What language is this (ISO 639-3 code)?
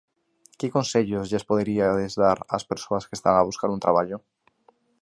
glg